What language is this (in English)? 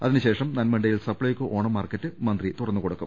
Malayalam